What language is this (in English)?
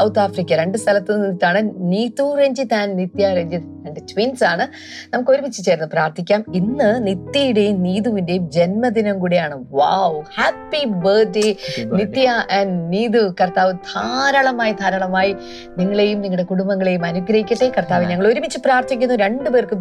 Malayalam